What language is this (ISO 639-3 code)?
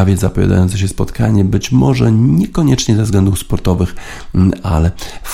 pol